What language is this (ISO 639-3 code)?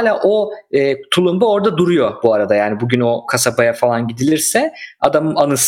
tur